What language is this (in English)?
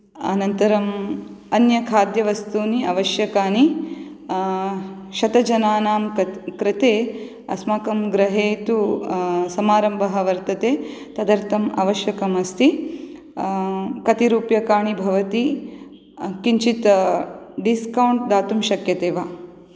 Sanskrit